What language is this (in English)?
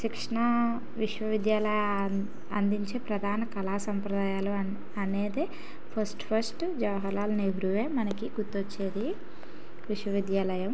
Telugu